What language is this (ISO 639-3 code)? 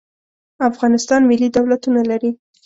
pus